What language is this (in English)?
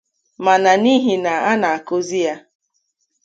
Igbo